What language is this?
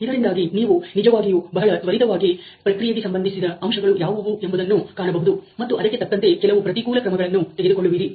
Kannada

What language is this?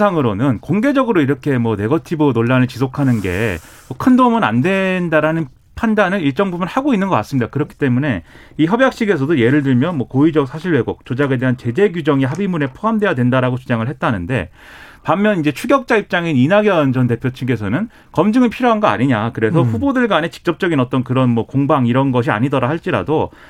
Korean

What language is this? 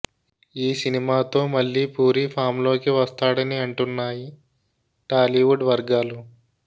Telugu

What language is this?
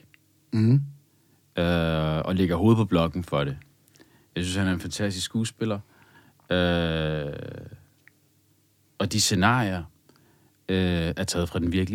Danish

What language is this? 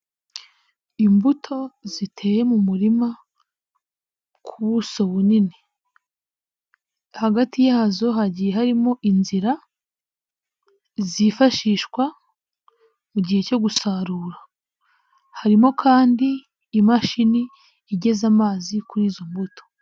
Kinyarwanda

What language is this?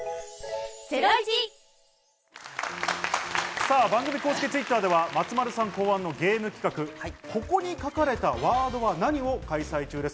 Japanese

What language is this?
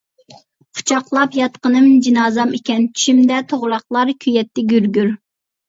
Uyghur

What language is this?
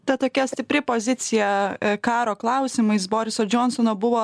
Lithuanian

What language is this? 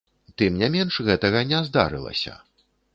Belarusian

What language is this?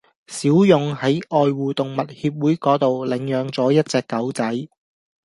Cantonese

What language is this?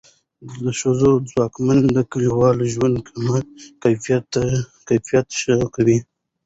Pashto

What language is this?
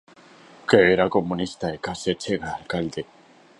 Galician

